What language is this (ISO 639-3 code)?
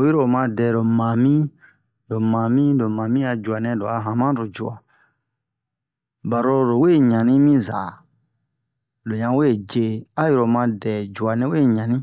bmq